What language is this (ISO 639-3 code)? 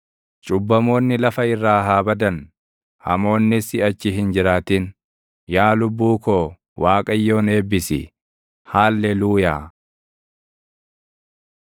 orm